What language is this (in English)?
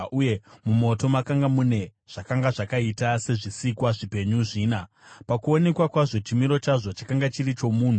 Shona